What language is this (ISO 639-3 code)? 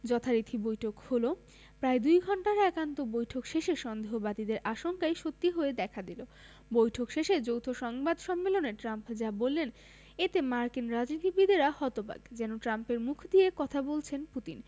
ben